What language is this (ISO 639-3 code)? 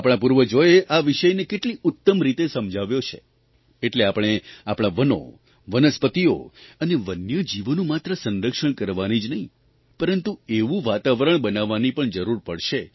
guj